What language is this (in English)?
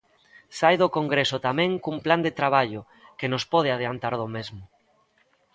Galician